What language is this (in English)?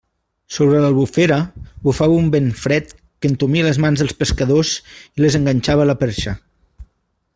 Catalan